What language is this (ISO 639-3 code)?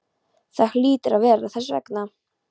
isl